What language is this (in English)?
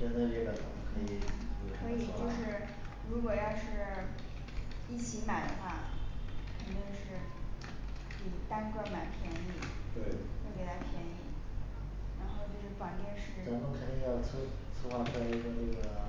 Chinese